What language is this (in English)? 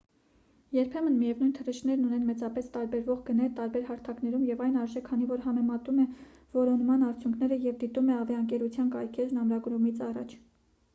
Armenian